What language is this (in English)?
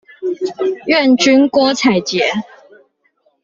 Chinese